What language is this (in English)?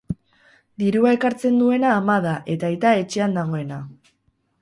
Basque